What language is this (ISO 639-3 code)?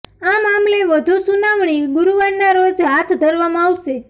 guj